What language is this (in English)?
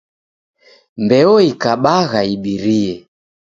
Taita